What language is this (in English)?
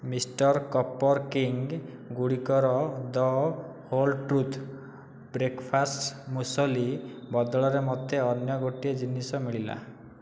Odia